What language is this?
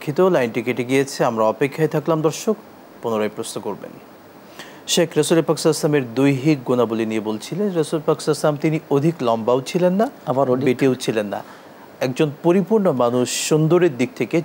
Arabic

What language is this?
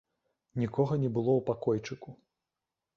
Belarusian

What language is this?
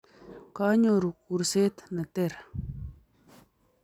Kalenjin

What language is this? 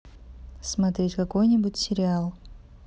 Russian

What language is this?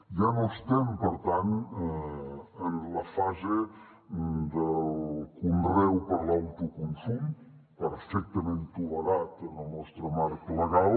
Catalan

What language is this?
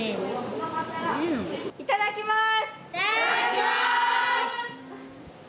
Japanese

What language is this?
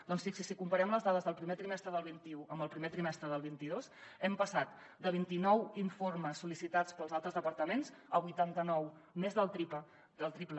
Catalan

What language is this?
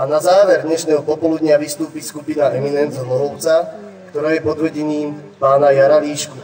Czech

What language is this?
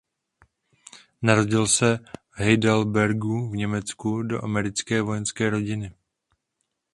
Czech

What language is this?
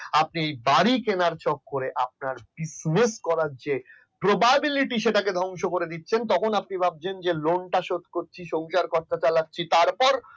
Bangla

